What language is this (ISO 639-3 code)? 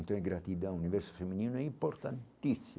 por